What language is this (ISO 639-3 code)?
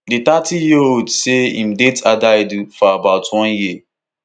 pcm